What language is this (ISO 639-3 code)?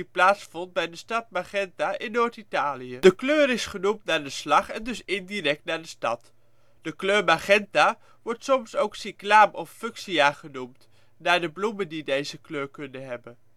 nld